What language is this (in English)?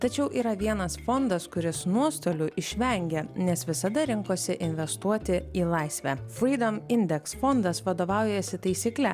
Lithuanian